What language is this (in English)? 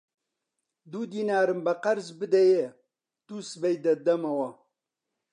Central Kurdish